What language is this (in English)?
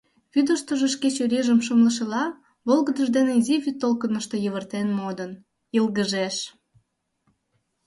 Mari